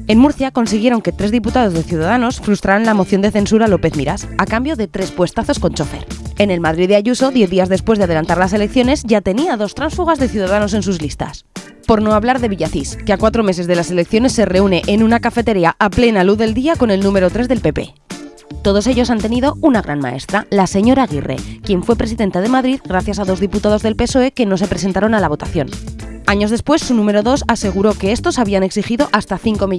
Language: Spanish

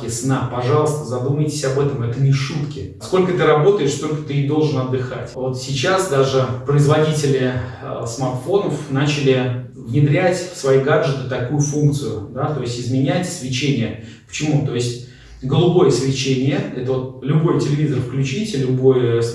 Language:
Russian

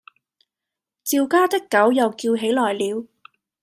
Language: Cantonese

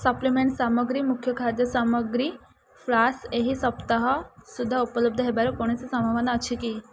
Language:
Odia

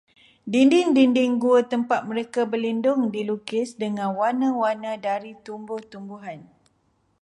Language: Malay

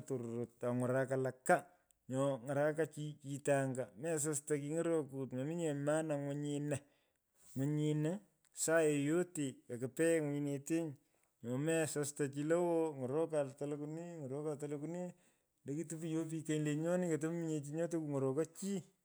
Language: Pökoot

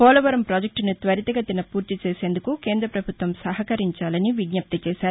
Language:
Telugu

